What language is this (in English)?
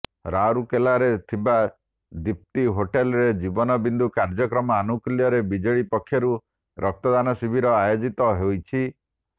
Odia